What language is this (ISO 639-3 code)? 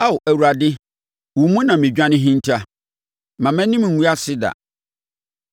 aka